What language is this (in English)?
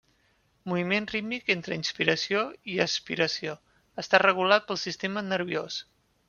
Catalan